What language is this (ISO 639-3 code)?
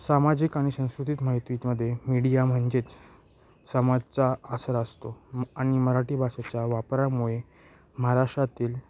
mar